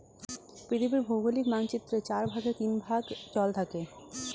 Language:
Bangla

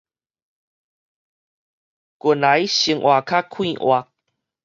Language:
Min Nan Chinese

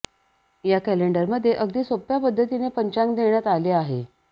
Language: Marathi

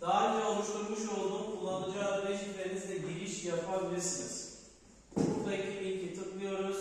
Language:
Turkish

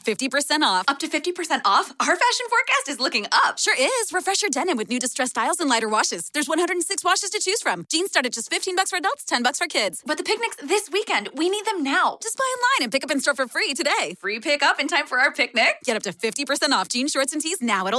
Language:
Italian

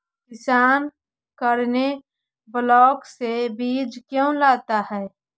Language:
Magahi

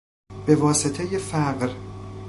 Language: Persian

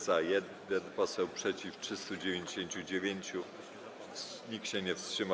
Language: Polish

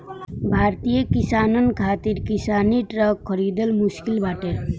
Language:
Bhojpuri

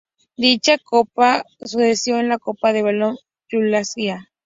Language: Spanish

